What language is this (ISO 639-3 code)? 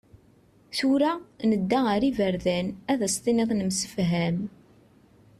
kab